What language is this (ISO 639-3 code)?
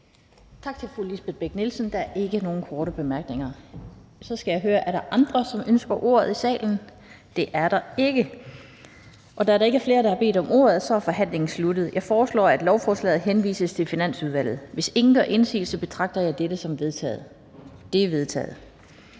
dan